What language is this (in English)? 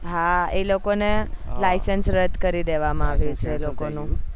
Gujarati